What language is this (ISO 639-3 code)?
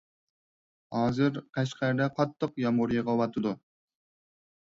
uig